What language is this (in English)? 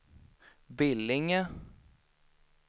Swedish